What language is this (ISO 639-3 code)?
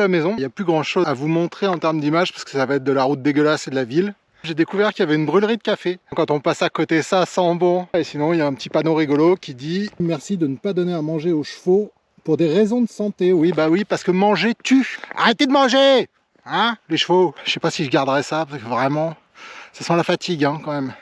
fra